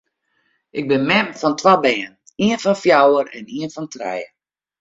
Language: Western Frisian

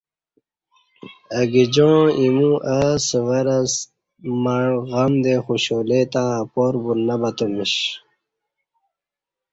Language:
Kati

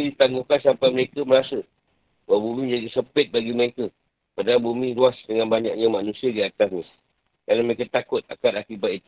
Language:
Malay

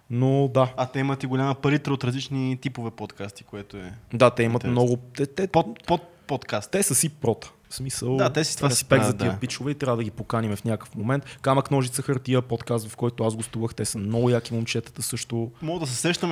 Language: Bulgarian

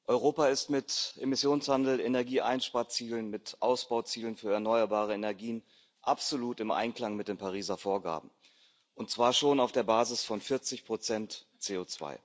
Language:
German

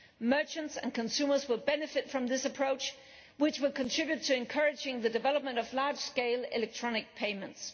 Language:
English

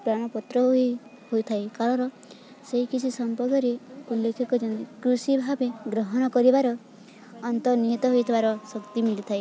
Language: Odia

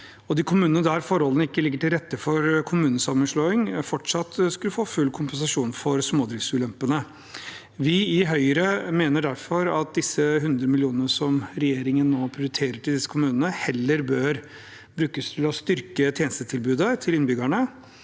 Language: Norwegian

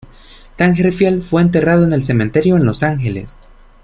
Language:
Spanish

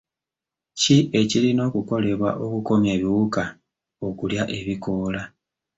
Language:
Ganda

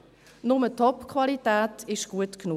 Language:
Swiss German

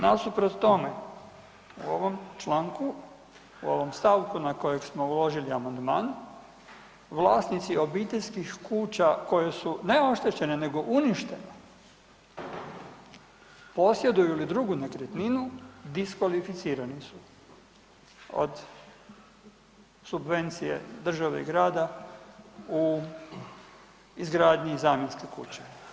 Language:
Croatian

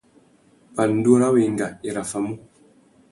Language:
Tuki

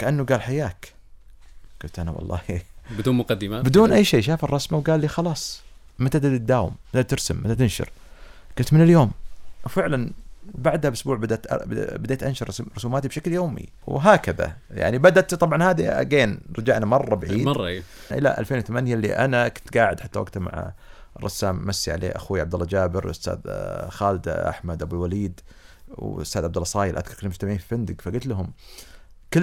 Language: Arabic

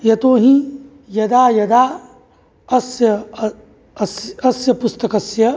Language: Sanskrit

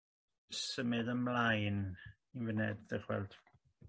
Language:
Welsh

